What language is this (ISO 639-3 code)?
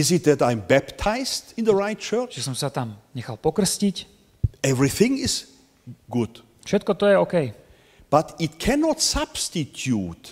slk